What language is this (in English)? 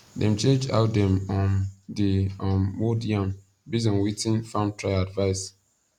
Nigerian Pidgin